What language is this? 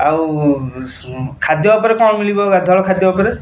Odia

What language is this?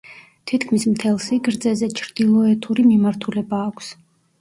Georgian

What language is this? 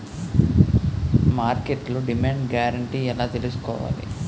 Telugu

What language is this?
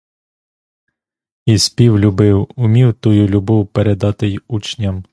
Ukrainian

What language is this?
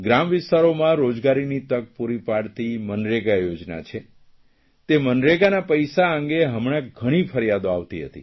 Gujarati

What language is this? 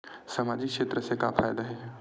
Chhattisgarhi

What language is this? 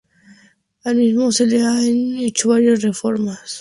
Spanish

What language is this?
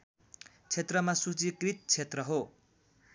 Nepali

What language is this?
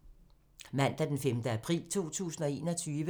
Danish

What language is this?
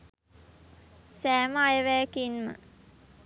Sinhala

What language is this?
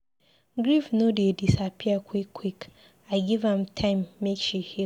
Nigerian Pidgin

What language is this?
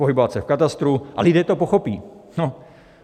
Czech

